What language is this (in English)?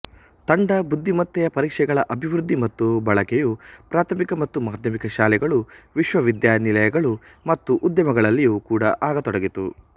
Kannada